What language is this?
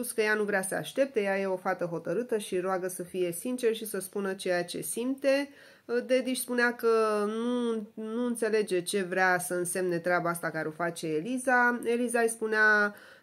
Romanian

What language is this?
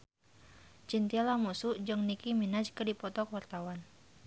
Sundanese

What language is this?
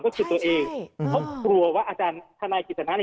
Thai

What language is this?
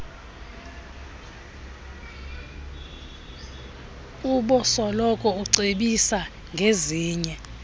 Xhosa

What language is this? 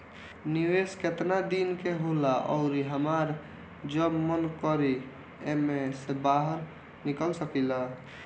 Bhojpuri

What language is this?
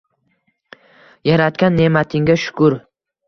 Uzbek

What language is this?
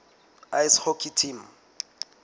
Southern Sotho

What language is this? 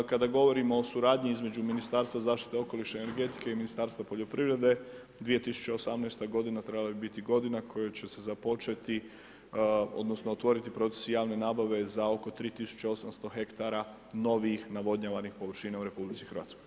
Croatian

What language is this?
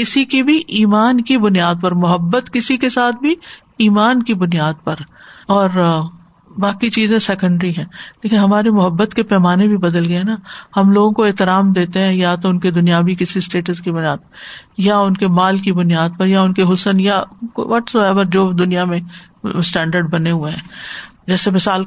Urdu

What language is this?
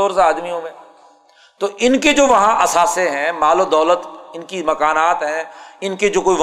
Urdu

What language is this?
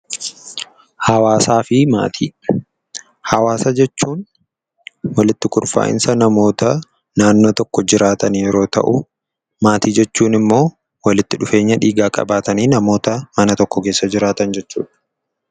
Oromo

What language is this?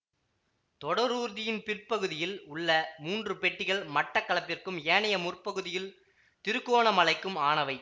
Tamil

